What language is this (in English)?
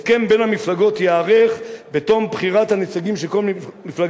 Hebrew